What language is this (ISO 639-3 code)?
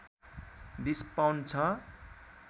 nep